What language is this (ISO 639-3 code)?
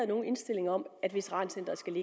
dan